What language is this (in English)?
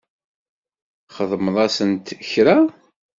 Kabyle